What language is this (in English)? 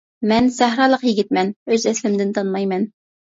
Uyghur